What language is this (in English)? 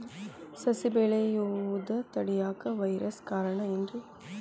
Kannada